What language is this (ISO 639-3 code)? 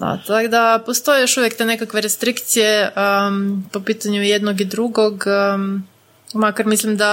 hrv